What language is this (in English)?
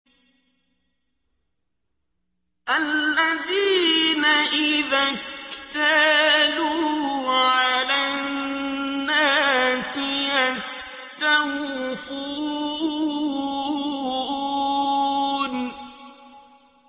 Arabic